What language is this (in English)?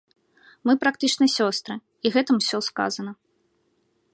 Belarusian